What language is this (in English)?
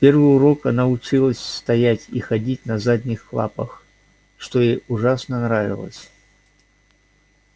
Russian